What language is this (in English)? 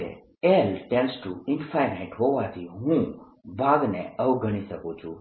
Gujarati